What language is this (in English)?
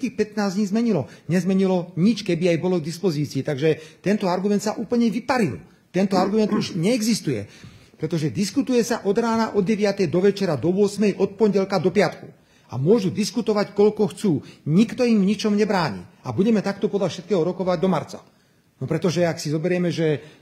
Slovak